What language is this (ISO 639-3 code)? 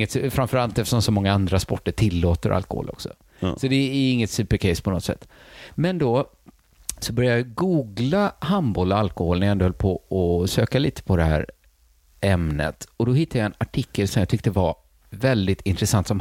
swe